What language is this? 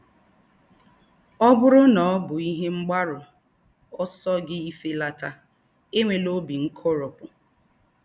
Igbo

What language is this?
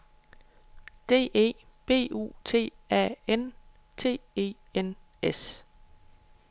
Danish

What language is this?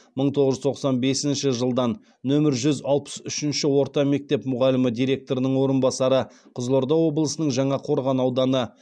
Kazakh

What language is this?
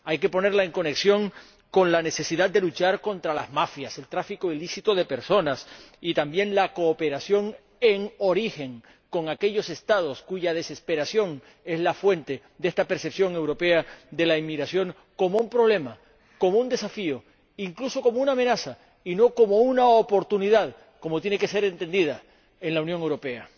Spanish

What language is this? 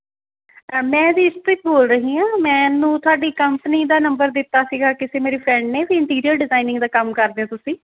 Punjabi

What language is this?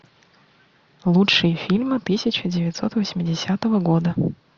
Russian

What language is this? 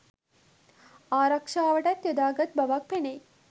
Sinhala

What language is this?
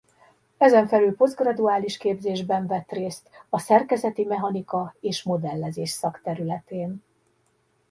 Hungarian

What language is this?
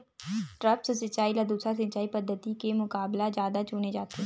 Chhattisgarhi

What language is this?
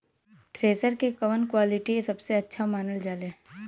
Bhojpuri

